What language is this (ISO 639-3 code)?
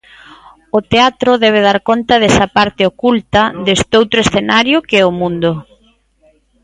glg